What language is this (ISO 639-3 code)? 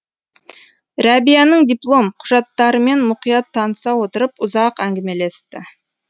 kaz